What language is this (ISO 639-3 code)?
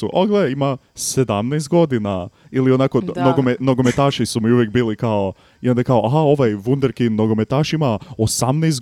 hrv